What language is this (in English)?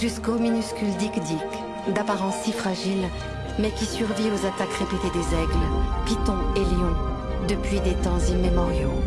French